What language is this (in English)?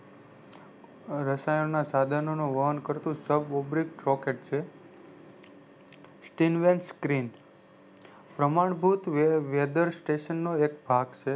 Gujarati